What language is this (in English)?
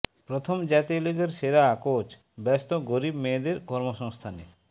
Bangla